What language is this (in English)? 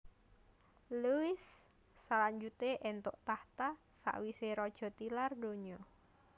Javanese